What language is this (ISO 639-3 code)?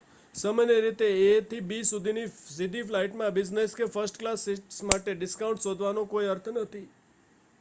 guj